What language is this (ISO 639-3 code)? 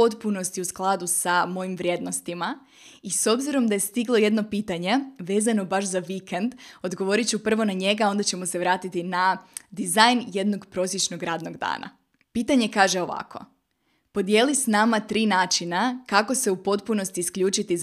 hrv